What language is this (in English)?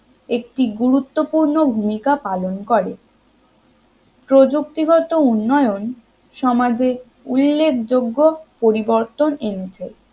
Bangla